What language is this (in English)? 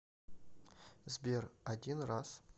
Russian